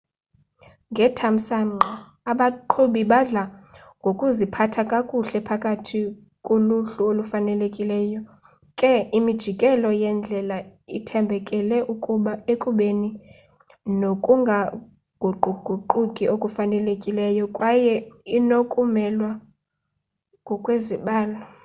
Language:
Xhosa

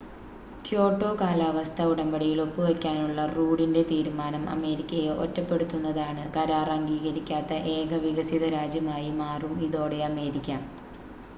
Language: Malayalam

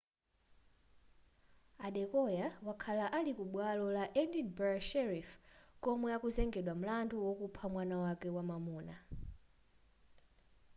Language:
Nyanja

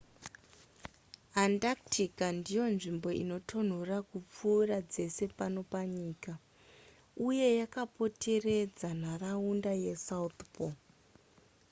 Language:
Shona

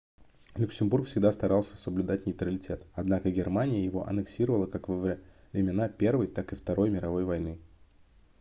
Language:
Russian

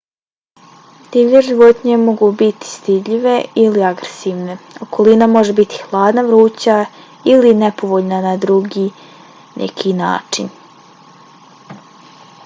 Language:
Bosnian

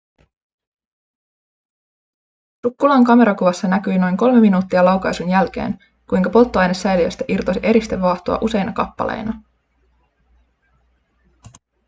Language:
Finnish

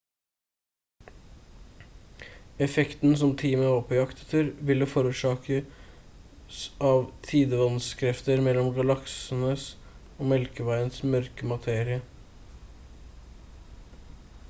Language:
Norwegian Bokmål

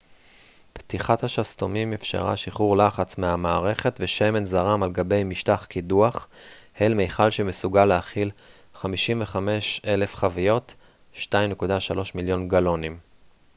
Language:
Hebrew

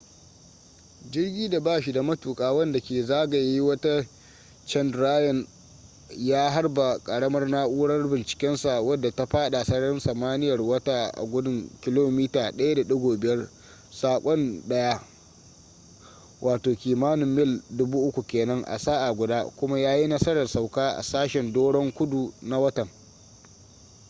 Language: Hausa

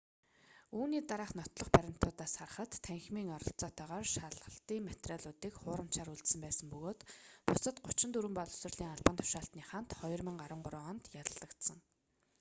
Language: Mongolian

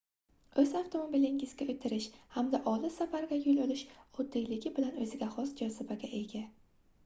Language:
Uzbek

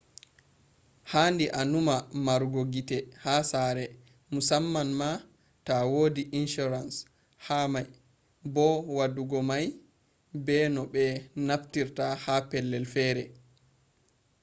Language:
Fula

